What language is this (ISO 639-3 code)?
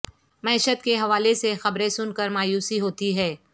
urd